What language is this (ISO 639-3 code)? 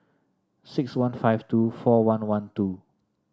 eng